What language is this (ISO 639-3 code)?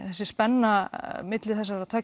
isl